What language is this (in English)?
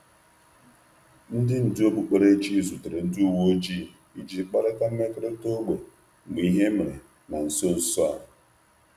Igbo